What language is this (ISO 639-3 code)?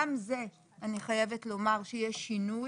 heb